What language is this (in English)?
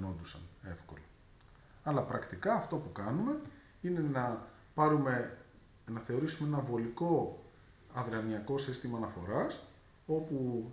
Greek